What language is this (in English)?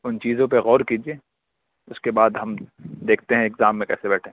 Urdu